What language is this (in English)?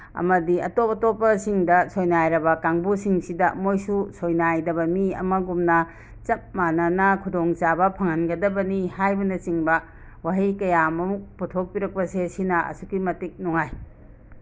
Manipuri